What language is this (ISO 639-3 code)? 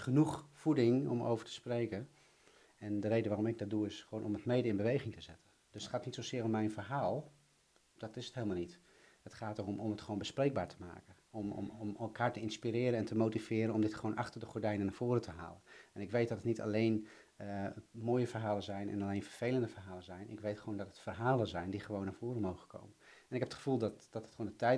nld